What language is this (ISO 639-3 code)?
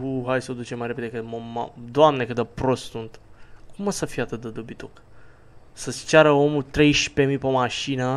ron